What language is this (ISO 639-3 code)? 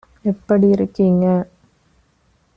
tam